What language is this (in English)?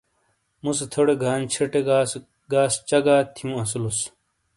Shina